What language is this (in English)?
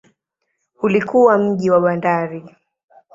Swahili